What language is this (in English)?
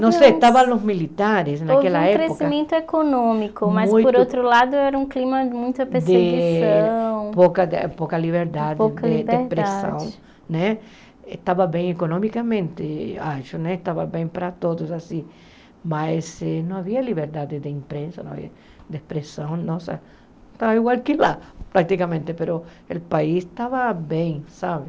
Portuguese